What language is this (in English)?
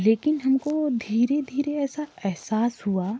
Hindi